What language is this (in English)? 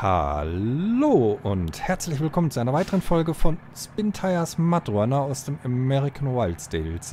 German